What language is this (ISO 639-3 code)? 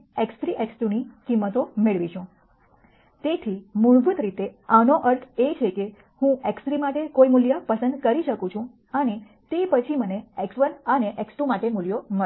guj